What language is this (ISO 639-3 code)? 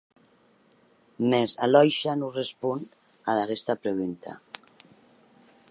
oci